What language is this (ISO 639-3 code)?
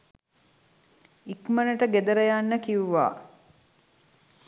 sin